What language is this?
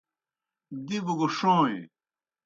Kohistani Shina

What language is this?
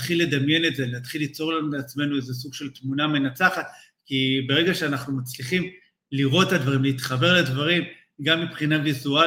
Hebrew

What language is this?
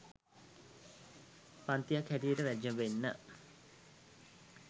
Sinhala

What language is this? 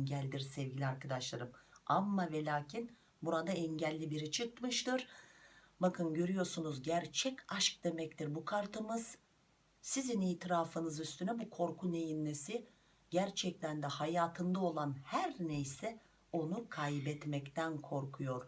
Turkish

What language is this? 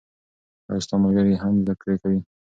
Pashto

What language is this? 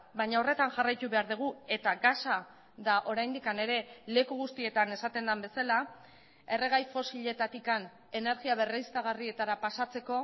Basque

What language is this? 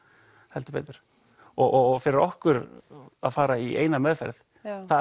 Icelandic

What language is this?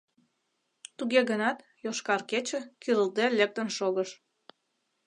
Mari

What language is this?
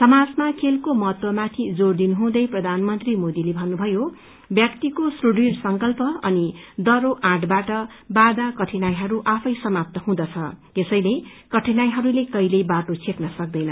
Nepali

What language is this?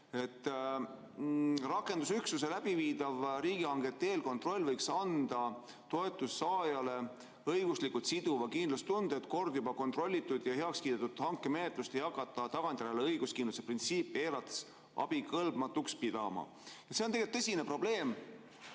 Estonian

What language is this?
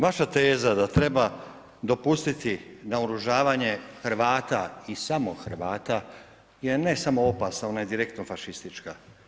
Croatian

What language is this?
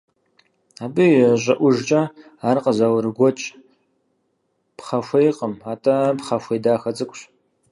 Kabardian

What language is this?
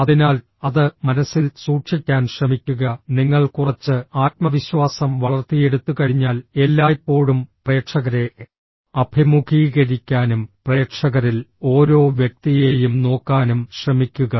Malayalam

